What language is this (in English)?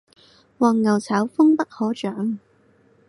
Cantonese